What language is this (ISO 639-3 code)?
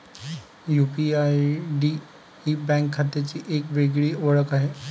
mar